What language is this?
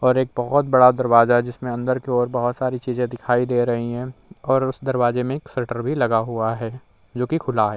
Hindi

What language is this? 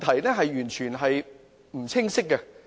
Cantonese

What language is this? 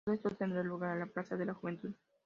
Spanish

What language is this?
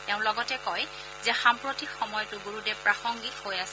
Assamese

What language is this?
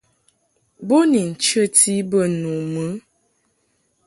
Mungaka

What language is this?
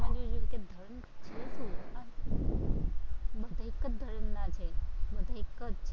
Gujarati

